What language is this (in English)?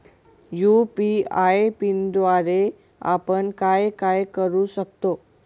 Marathi